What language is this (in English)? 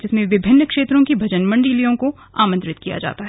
Hindi